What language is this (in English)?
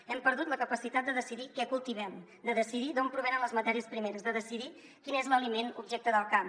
Catalan